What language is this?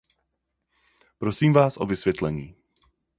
Czech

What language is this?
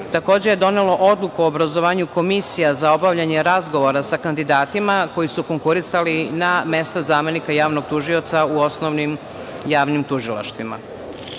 Serbian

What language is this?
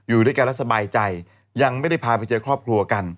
Thai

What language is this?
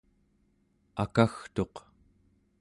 Central Yupik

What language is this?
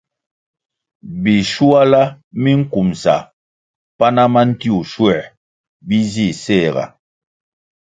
Kwasio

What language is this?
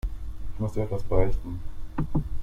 German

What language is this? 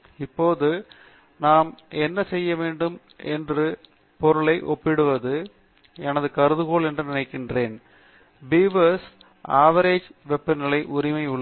Tamil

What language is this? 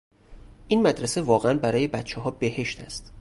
Persian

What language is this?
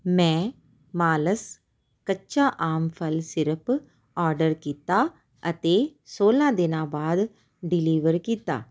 Punjabi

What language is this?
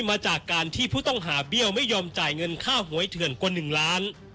Thai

